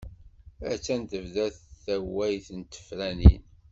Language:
Kabyle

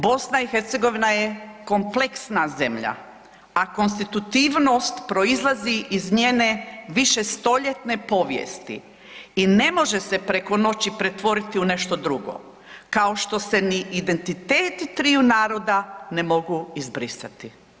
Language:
Croatian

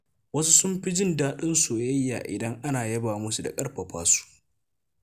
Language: Hausa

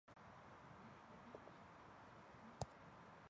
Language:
Chinese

